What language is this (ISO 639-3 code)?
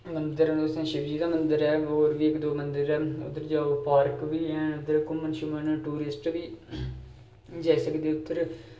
doi